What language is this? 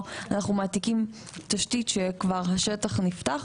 Hebrew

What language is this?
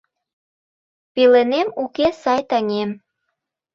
Mari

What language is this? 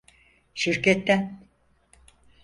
Turkish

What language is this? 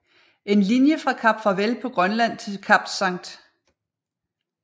Danish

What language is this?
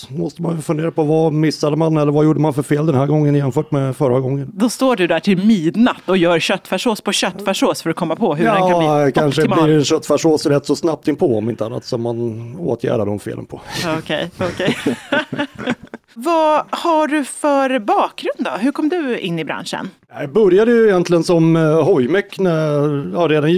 Swedish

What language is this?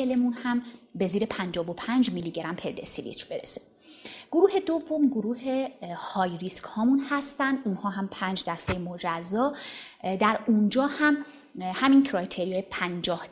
Persian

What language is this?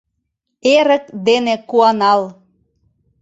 Mari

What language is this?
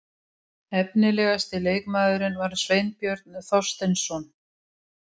Icelandic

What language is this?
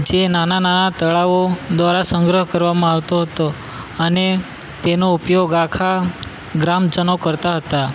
Gujarati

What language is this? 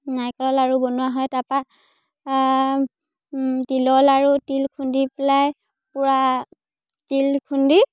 Assamese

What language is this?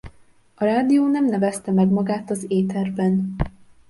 Hungarian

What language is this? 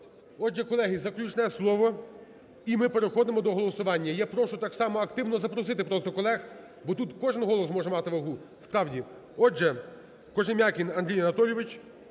Ukrainian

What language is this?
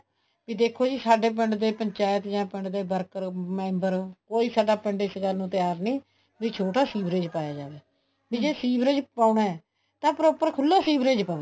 Punjabi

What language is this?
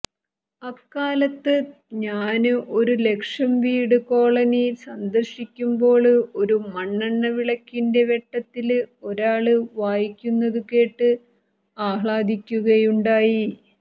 Malayalam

